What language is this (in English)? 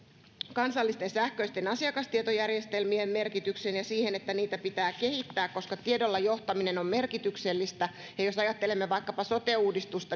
Finnish